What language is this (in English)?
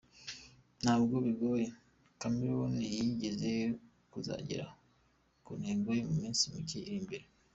Kinyarwanda